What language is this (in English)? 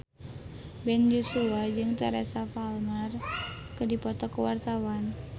Sundanese